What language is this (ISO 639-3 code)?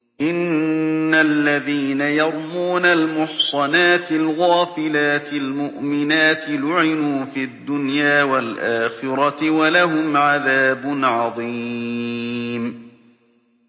ara